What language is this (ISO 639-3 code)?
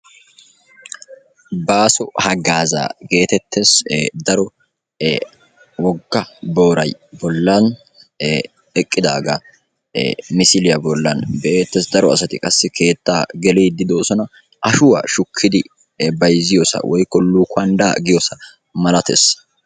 wal